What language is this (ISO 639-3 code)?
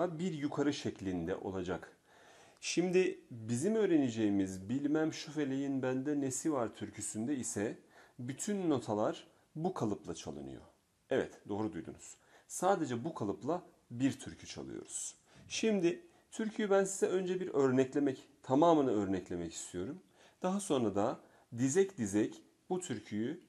tur